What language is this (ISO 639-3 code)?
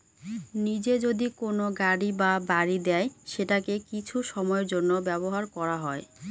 ben